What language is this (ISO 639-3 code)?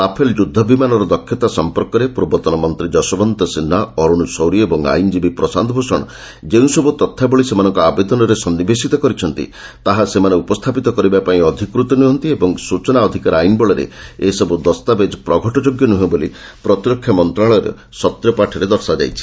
ori